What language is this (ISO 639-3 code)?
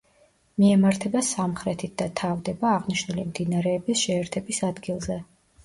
kat